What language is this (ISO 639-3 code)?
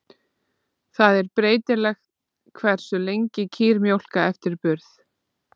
isl